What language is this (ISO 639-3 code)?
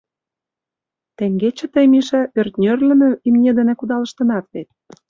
chm